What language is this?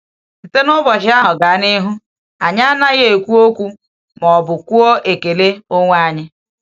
Igbo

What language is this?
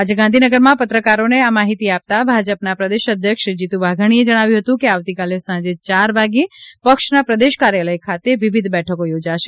Gujarati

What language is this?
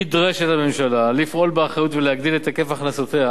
Hebrew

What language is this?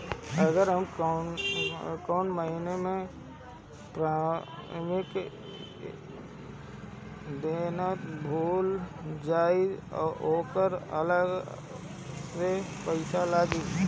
Bhojpuri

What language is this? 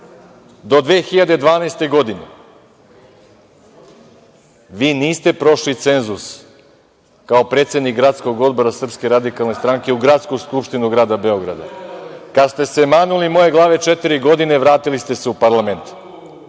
Serbian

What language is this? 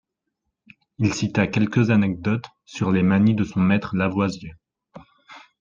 French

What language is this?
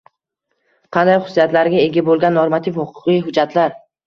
Uzbek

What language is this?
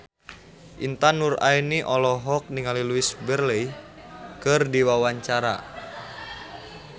Sundanese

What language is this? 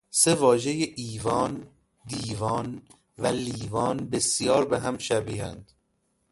Persian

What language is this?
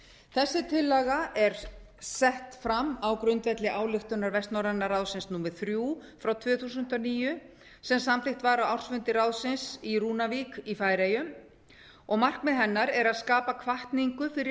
Icelandic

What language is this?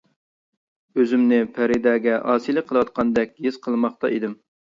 Uyghur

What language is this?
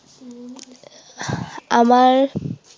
Assamese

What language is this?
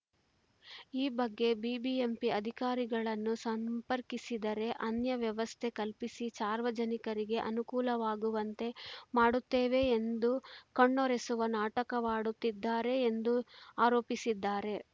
Kannada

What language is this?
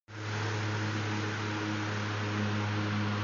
Tamil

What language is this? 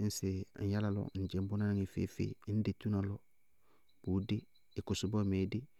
Bago-Kusuntu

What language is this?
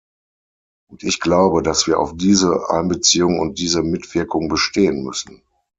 German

